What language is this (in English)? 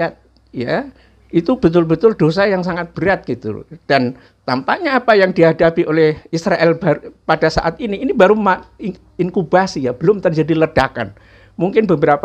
Indonesian